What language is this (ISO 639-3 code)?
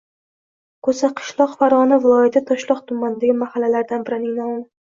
uzb